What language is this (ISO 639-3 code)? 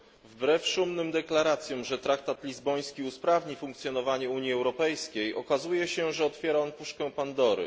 pol